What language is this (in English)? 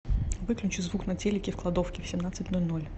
Russian